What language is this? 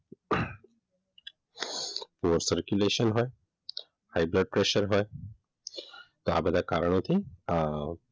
Gujarati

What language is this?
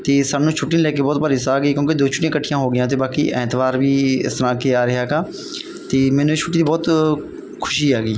Punjabi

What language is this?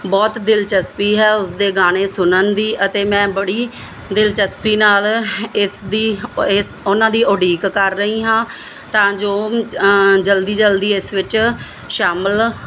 Punjabi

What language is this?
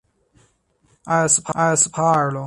Chinese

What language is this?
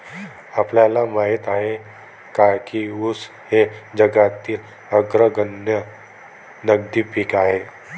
Marathi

